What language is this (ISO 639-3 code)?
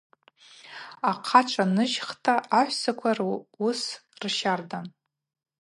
abq